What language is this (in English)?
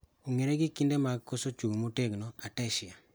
Luo (Kenya and Tanzania)